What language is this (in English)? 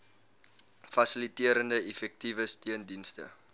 Afrikaans